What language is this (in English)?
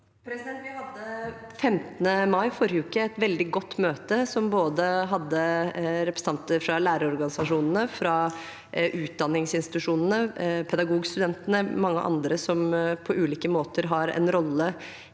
Norwegian